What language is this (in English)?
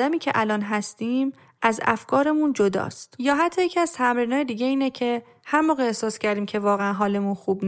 Persian